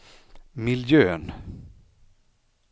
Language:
Swedish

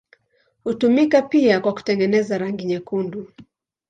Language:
Swahili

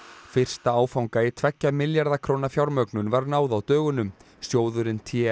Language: Icelandic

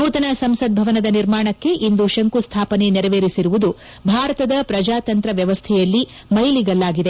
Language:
Kannada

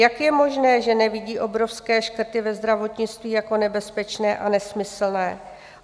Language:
Czech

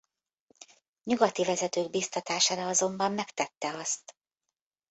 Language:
Hungarian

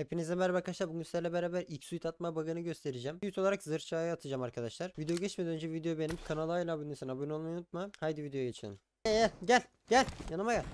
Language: Turkish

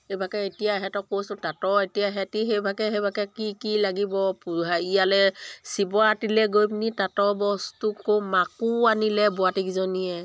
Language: Assamese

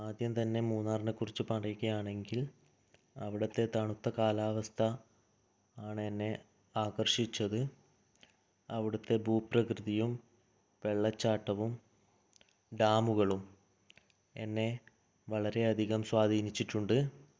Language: Malayalam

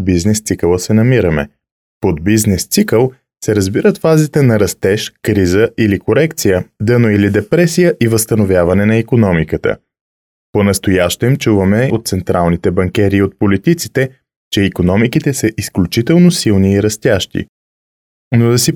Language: Bulgarian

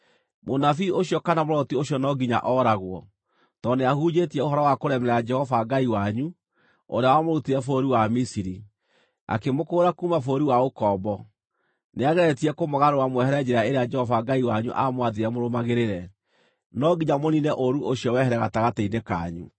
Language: Kikuyu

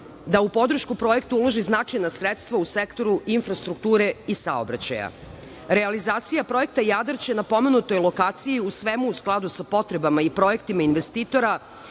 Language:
Serbian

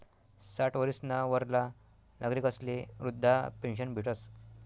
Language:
Marathi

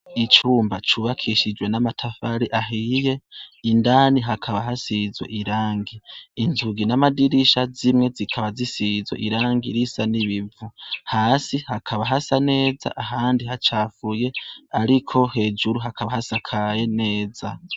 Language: Rundi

